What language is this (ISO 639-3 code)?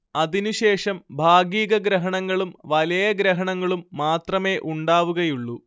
mal